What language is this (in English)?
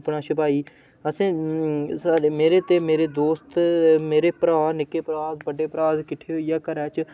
Dogri